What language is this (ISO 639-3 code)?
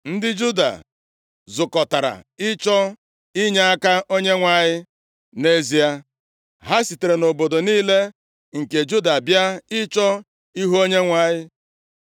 ibo